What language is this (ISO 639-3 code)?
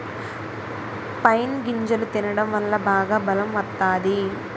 tel